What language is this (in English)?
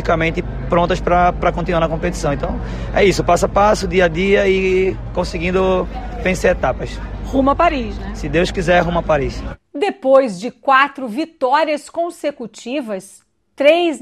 Portuguese